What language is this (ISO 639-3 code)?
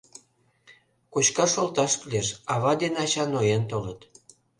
chm